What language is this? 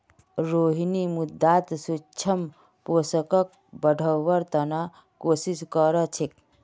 Magahi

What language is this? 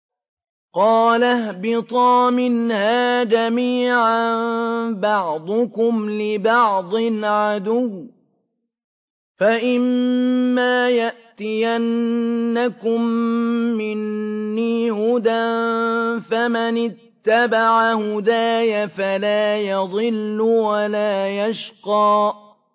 Arabic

